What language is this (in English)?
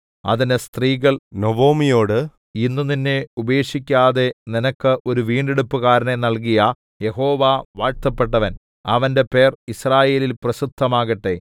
Malayalam